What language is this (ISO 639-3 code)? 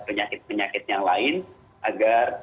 ind